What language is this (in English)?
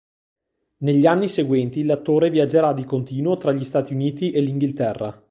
Italian